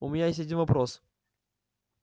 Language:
Russian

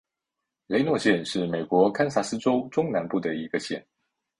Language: Chinese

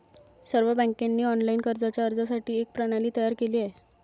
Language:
Marathi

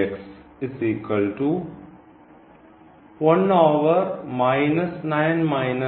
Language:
Malayalam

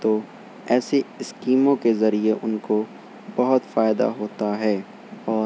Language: Urdu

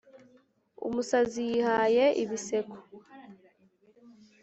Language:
Kinyarwanda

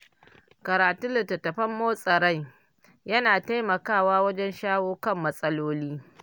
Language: Hausa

